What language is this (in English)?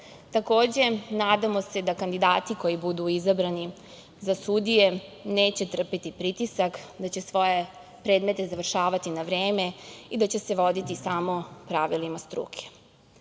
Serbian